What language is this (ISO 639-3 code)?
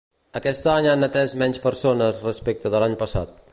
cat